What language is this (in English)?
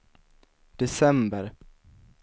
Swedish